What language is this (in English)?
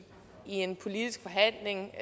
Danish